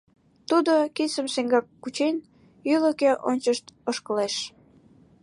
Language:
Mari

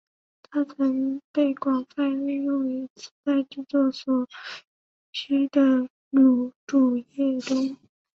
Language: Chinese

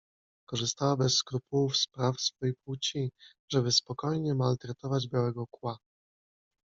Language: Polish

